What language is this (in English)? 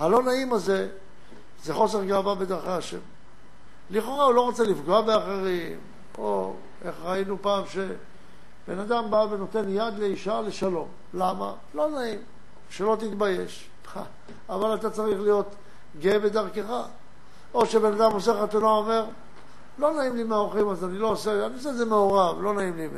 Hebrew